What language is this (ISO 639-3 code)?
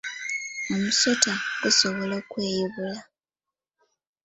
lug